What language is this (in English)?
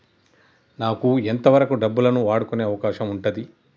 Telugu